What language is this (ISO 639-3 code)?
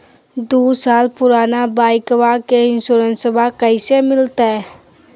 mag